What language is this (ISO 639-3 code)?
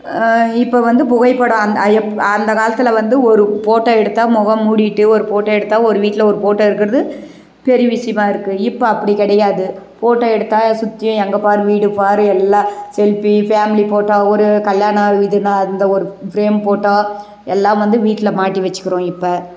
tam